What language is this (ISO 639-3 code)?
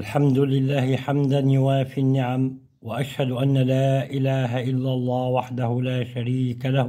ara